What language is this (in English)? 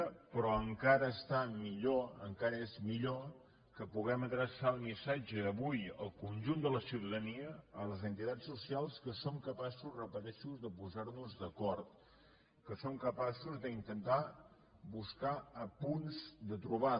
Catalan